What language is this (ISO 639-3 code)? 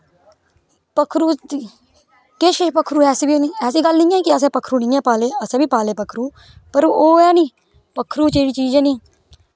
doi